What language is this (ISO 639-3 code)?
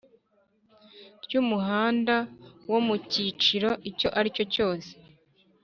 kin